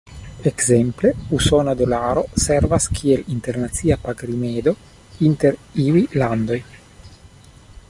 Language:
Esperanto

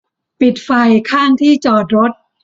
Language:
Thai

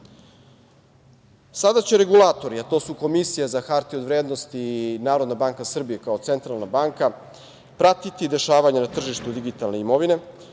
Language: Serbian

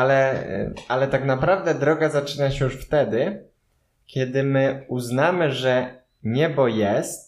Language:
Polish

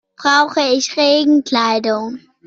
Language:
German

